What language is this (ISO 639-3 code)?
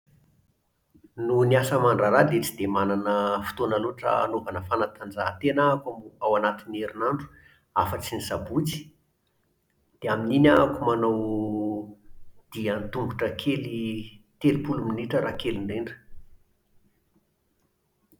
mlg